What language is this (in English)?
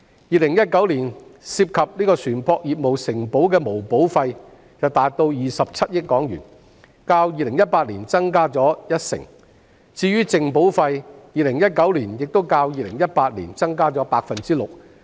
Cantonese